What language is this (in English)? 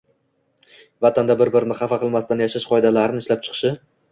Uzbek